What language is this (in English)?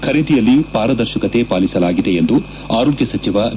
Kannada